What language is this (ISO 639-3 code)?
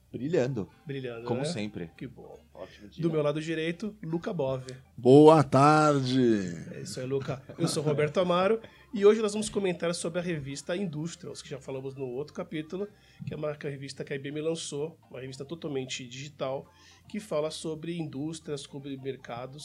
por